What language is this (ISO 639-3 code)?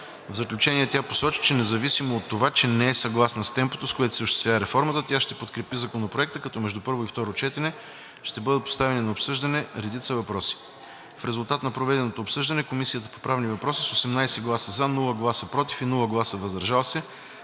bul